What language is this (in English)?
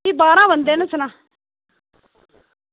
Dogri